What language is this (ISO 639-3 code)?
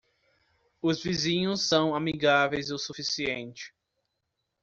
por